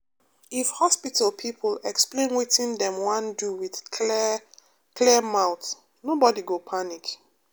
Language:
Nigerian Pidgin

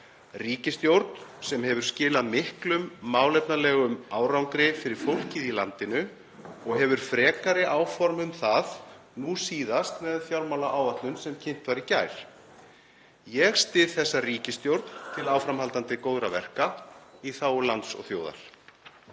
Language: Icelandic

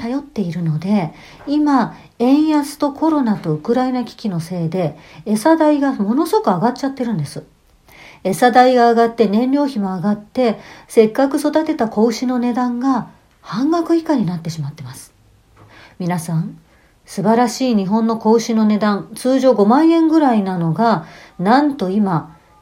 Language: Japanese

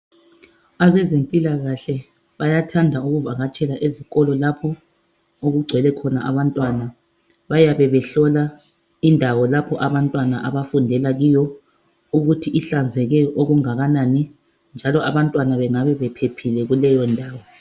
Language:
North Ndebele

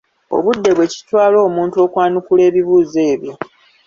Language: Ganda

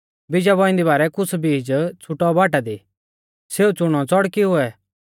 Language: Mahasu Pahari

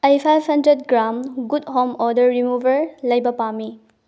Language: Manipuri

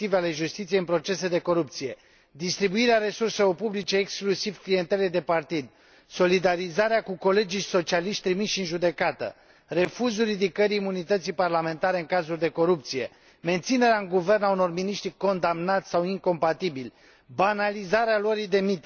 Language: Romanian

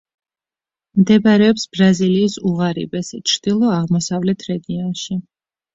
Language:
Georgian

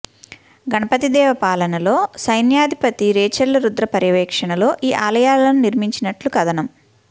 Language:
Telugu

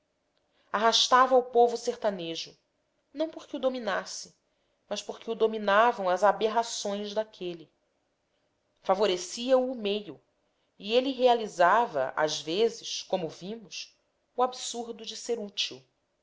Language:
Portuguese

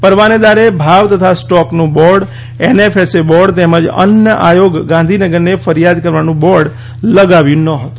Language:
Gujarati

